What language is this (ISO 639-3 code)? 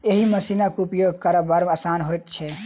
mai